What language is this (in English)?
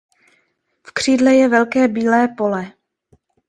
Czech